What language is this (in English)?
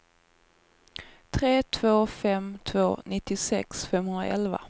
Swedish